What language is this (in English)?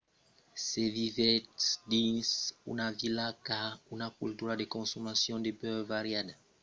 Occitan